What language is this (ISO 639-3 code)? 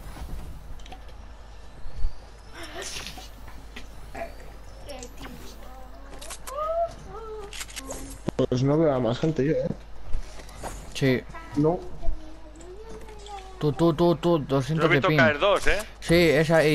spa